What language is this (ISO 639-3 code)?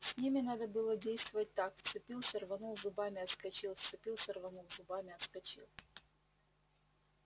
rus